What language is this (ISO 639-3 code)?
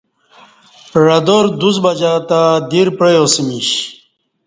bsh